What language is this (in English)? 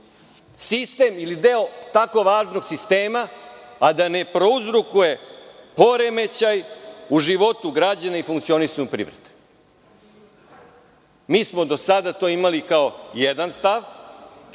Serbian